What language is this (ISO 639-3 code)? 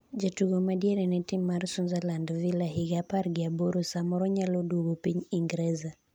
luo